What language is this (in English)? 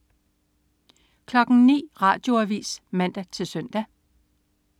Danish